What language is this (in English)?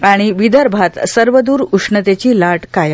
Marathi